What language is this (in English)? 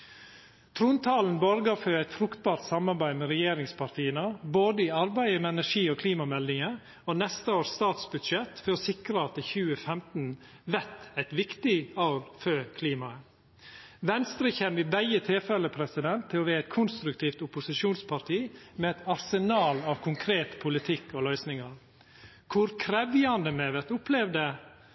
Norwegian Nynorsk